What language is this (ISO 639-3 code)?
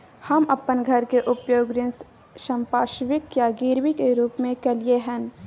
mai